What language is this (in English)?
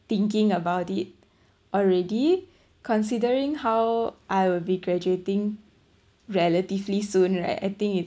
English